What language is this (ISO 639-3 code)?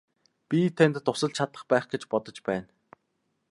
mon